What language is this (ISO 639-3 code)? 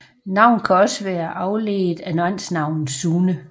dan